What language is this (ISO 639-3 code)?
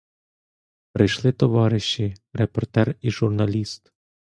ukr